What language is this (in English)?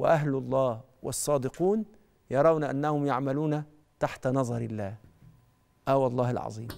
Arabic